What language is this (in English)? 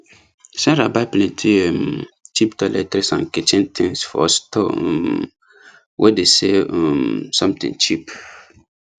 Nigerian Pidgin